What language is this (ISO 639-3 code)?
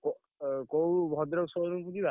ori